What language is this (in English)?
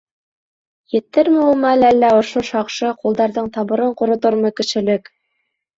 Bashkir